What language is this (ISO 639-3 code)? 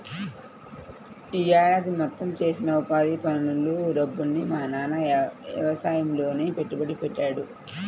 tel